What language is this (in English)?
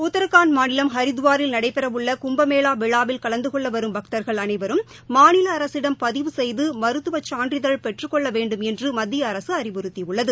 Tamil